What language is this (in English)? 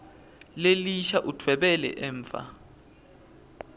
Swati